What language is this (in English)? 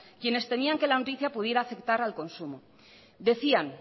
Spanish